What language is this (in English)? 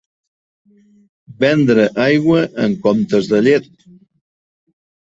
Catalan